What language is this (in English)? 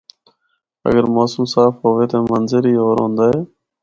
Northern Hindko